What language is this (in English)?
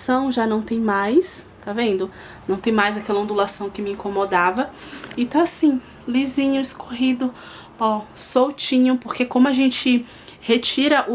Portuguese